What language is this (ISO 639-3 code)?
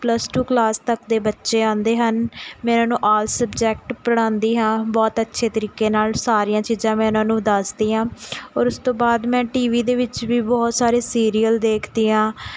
pan